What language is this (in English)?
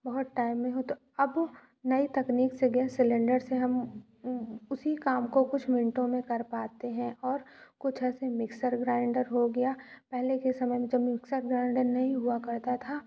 Hindi